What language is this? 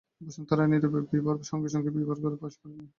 Bangla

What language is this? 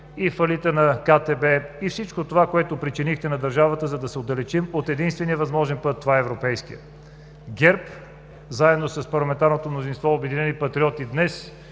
Bulgarian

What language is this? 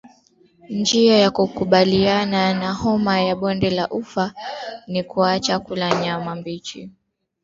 Swahili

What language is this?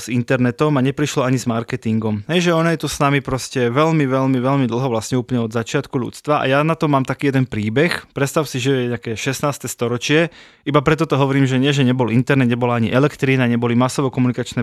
Slovak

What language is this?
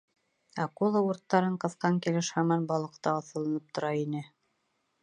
Bashkir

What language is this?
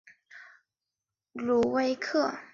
Chinese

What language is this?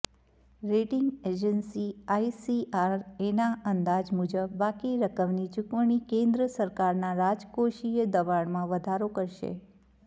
Gujarati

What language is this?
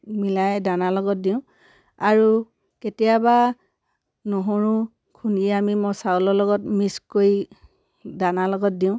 Assamese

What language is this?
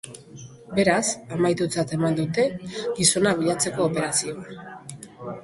Basque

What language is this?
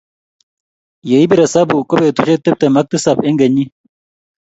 Kalenjin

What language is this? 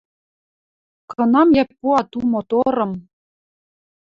Western Mari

